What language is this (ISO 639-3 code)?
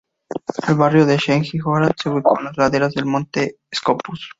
spa